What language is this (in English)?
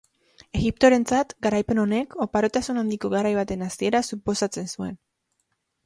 Basque